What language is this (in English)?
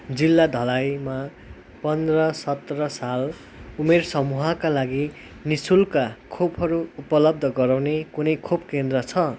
Nepali